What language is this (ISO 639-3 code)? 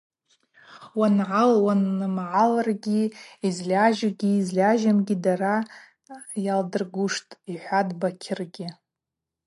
abq